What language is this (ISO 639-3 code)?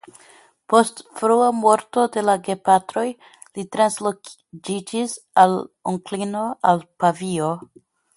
epo